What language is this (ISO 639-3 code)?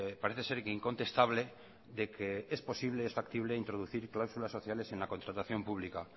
spa